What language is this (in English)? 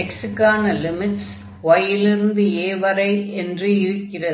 Tamil